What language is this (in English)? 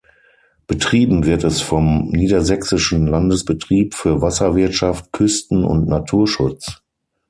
German